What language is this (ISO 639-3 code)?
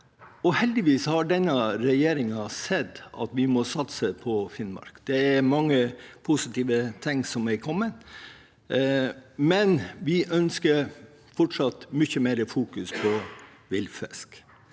nor